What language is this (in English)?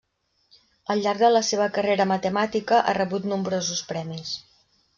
Catalan